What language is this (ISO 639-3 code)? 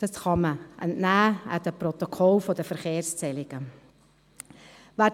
gsw